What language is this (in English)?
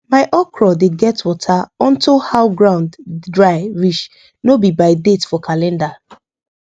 Nigerian Pidgin